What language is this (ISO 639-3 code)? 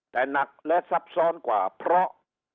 tha